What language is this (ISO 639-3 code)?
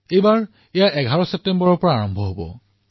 asm